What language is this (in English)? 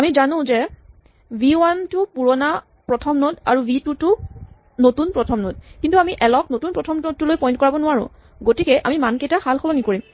Assamese